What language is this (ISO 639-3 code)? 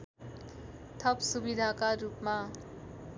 nep